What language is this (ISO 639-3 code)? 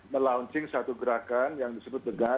ind